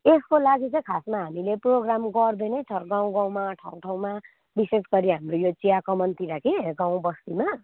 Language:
Nepali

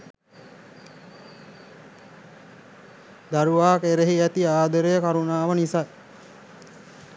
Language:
Sinhala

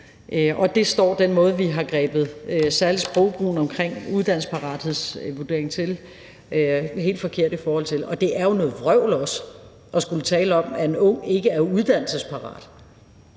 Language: Danish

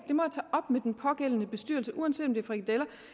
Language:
Danish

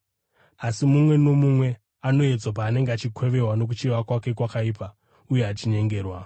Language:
Shona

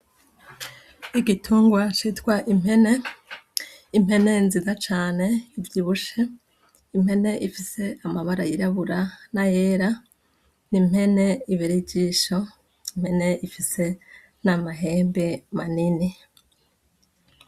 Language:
Rundi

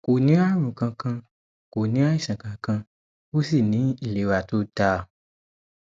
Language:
Yoruba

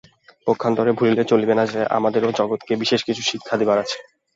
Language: Bangla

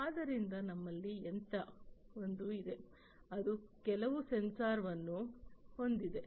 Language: Kannada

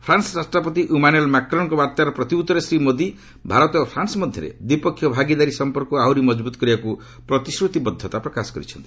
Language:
Odia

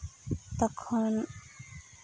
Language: Santali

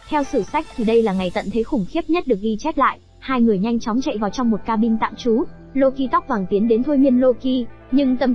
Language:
Vietnamese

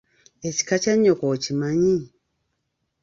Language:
Ganda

